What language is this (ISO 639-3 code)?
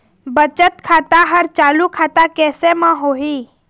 hne